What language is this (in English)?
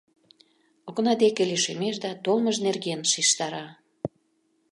Mari